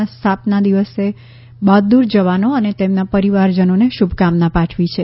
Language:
Gujarati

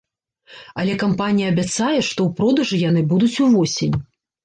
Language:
Belarusian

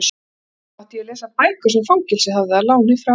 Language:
Icelandic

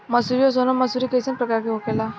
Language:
Bhojpuri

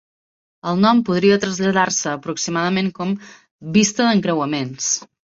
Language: Catalan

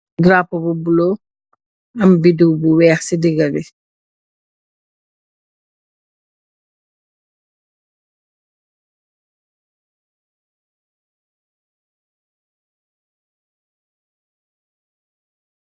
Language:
Wolof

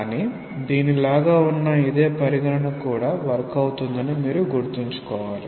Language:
Telugu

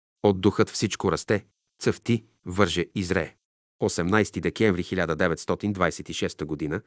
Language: Bulgarian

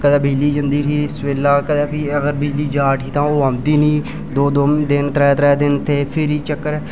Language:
Dogri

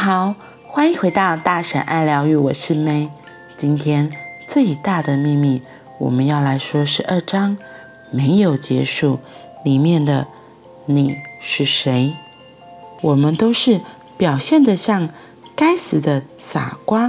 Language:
Chinese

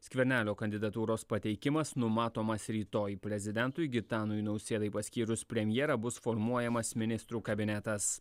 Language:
Lithuanian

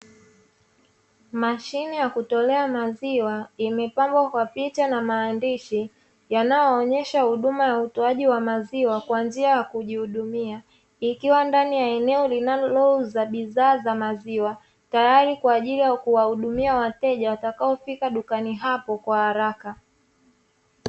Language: Swahili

